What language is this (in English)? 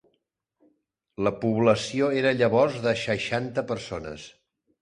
Catalan